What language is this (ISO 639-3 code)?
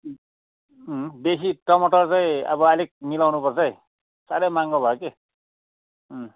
nep